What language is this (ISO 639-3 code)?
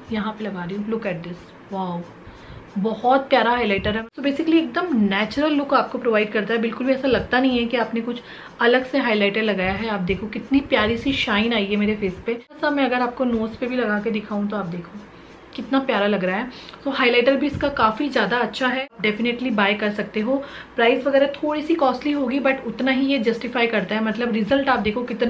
hin